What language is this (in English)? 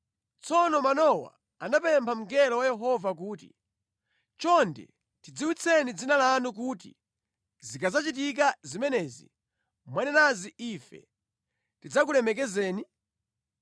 Nyanja